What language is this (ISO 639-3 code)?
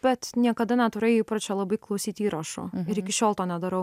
lit